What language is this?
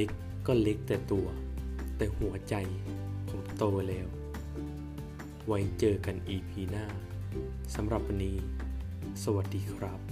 Thai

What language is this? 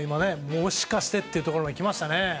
Japanese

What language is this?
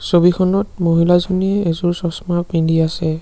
Assamese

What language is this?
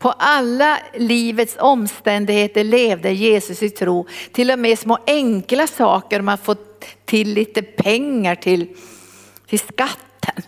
Swedish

